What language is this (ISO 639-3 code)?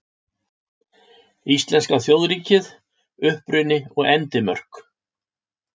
isl